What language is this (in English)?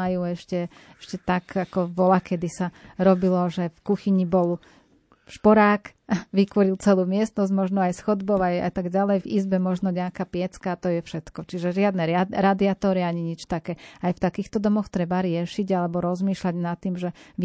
Slovak